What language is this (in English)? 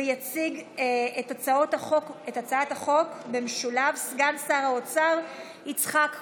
Hebrew